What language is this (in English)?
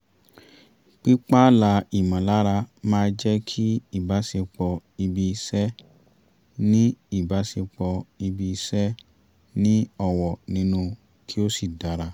Yoruba